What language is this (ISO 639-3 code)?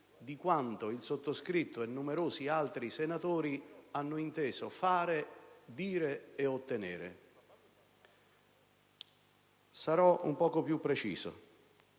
ita